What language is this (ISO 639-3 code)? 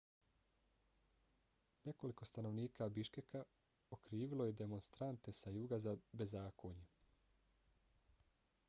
bos